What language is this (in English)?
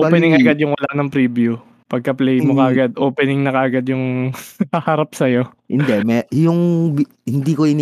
Filipino